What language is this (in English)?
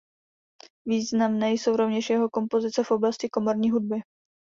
Czech